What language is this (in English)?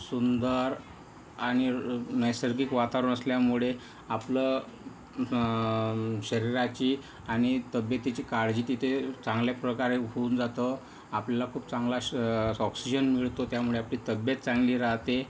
Marathi